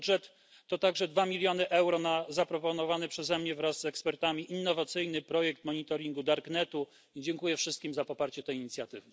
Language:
Polish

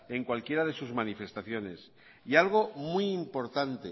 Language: Spanish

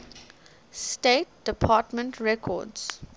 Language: English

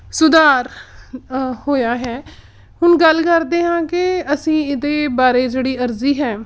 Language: Punjabi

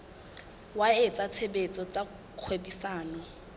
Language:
Southern Sotho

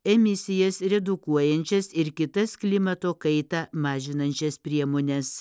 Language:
Lithuanian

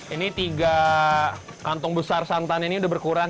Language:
Indonesian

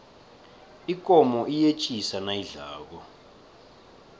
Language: South Ndebele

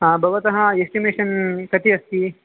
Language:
Sanskrit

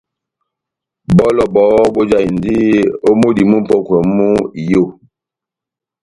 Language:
Batanga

